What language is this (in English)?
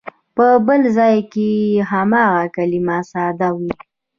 Pashto